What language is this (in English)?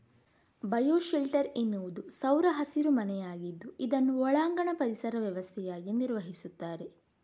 Kannada